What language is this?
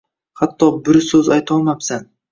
Uzbek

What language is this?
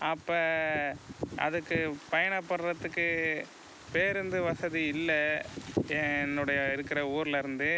Tamil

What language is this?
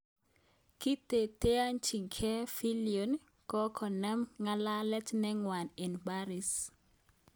Kalenjin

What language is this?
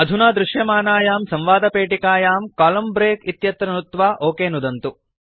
Sanskrit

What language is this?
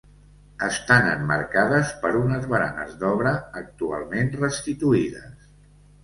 Catalan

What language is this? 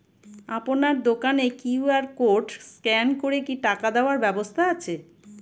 Bangla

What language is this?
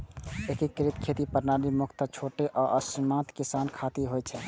Maithili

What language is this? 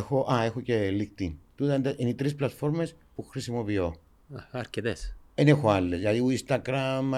Greek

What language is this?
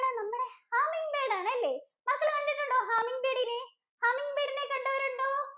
Malayalam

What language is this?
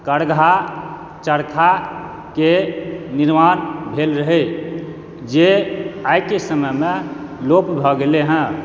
Maithili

